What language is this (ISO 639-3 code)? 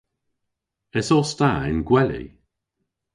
cor